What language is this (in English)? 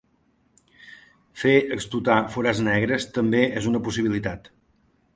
Catalan